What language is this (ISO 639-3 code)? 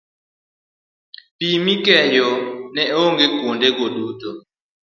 luo